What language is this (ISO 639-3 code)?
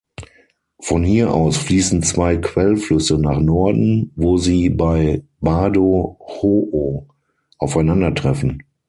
deu